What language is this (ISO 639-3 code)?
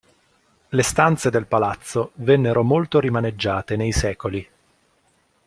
ita